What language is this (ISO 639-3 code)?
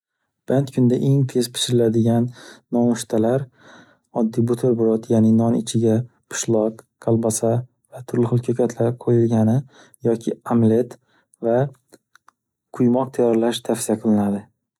uzb